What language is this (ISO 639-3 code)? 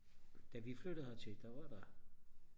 dan